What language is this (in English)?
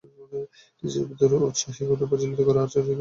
Bangla